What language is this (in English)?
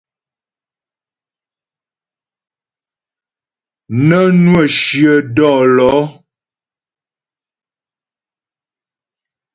Ghomala